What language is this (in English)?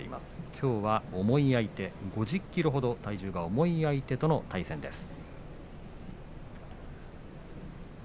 Japanese